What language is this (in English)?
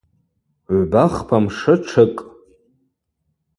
Abaza